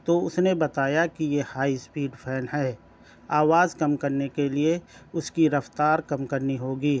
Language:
Urdu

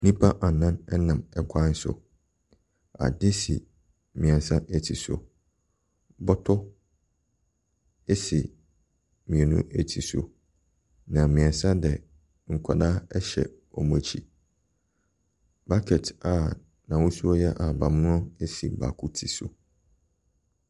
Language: Akan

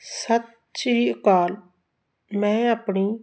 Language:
Punjabi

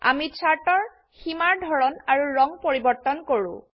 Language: Assamese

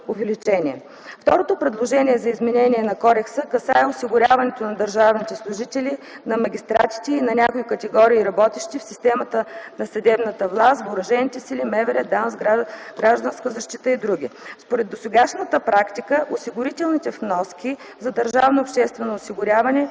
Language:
Bulgarian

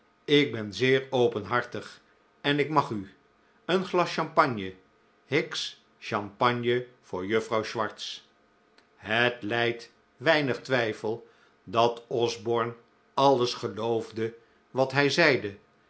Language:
Dutch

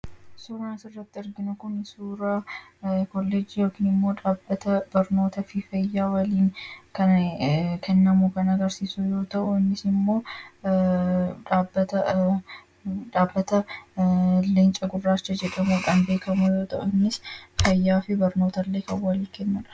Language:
Oromo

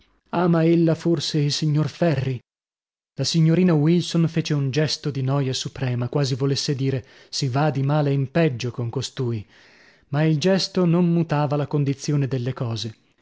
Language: Italian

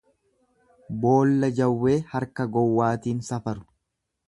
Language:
Oromo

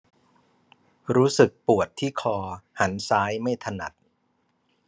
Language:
Thai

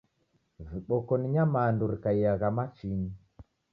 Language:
Taita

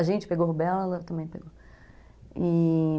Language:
Portuguese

